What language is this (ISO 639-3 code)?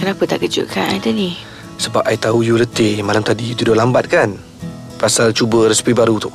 msa